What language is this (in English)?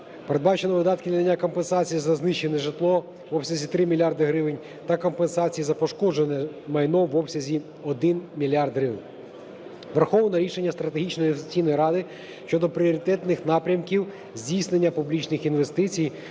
Ukrainian